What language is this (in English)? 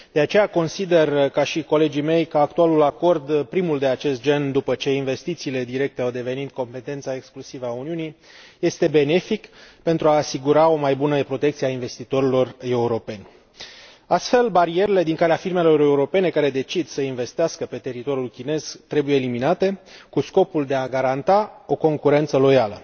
Romanian